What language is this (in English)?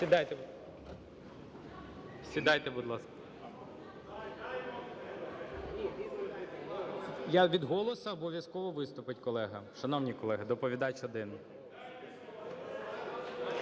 Ukrainian